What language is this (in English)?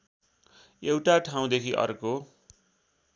Nepali